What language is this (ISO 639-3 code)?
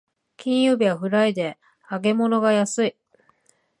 jpn